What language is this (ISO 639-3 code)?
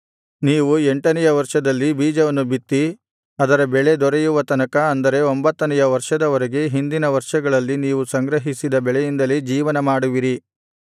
kan